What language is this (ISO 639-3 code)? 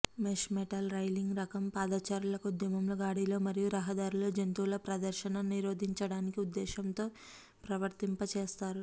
tel